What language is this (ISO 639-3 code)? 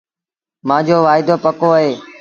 sbn